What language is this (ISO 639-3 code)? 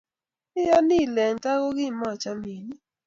kln